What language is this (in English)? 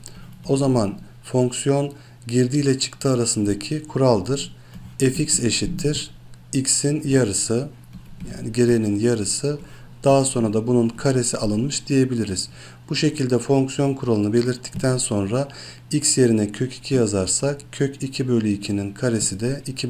Turkish